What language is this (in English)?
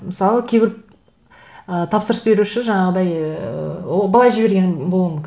Kazakh